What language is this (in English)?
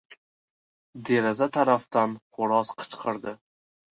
Uzbek